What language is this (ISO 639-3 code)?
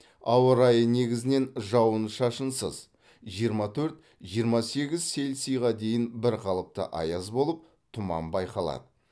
kaz